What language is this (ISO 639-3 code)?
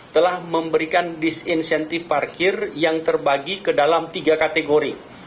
ind